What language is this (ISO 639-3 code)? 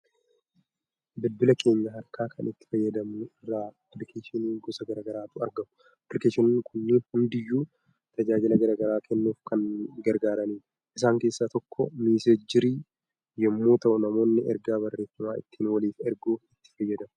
orm